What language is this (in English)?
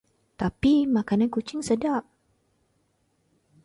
Malay